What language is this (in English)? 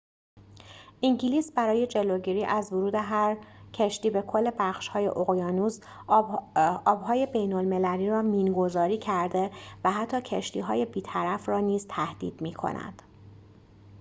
Persian